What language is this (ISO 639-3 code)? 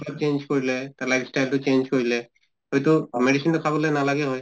asm